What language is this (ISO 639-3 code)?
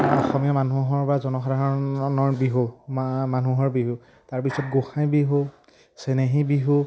asm